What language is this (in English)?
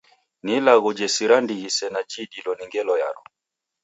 Taita